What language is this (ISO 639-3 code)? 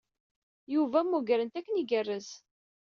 kab